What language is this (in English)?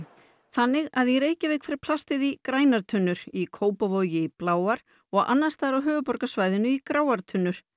Icelandic